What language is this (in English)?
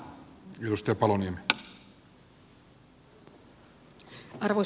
Finnish